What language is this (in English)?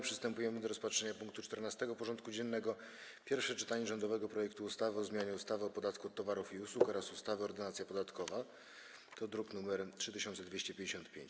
Polish